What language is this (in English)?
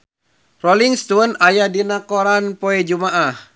Sundanese